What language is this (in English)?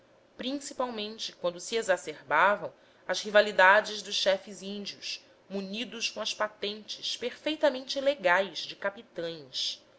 Portuguese